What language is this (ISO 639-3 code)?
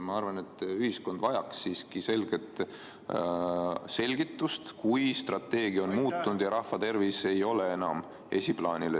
est